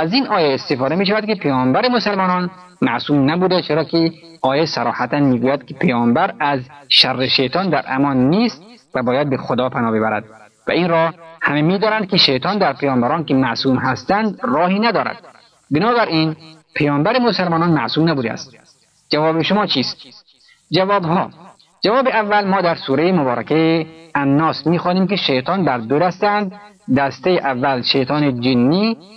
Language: Persian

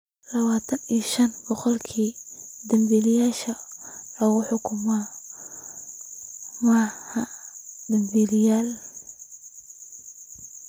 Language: Somali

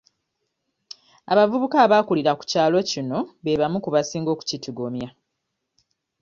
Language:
Ganda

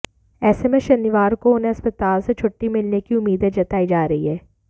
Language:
Hindi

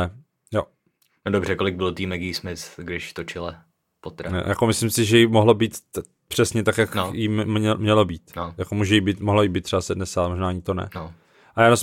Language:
Czech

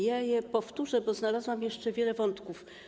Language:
Polish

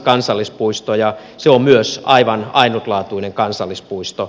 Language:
Finnish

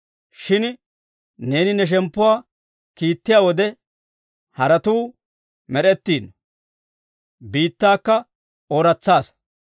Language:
Dawro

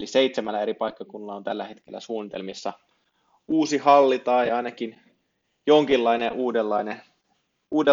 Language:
Finnish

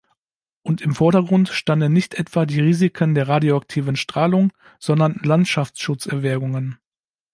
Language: German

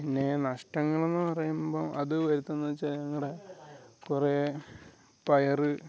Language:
Malayalam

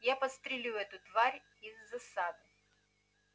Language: Russian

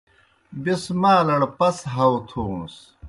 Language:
Kohistani Shina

